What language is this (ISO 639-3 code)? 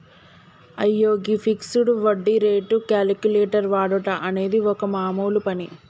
tel